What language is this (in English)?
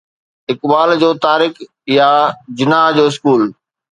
Sindhi